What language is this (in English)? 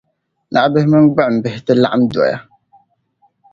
Dagbani